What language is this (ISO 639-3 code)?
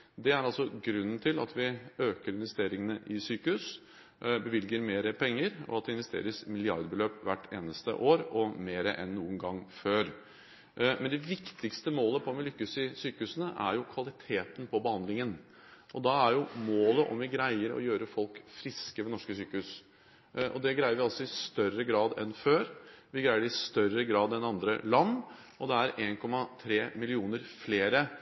nob